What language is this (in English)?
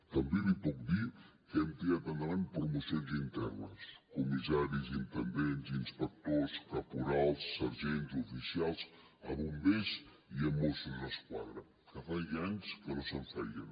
Catalan